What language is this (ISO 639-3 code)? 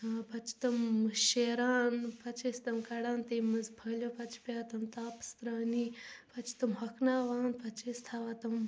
kas